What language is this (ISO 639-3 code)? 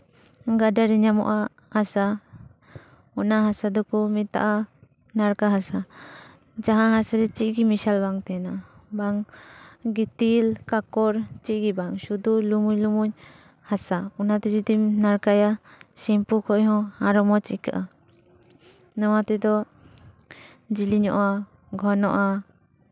sat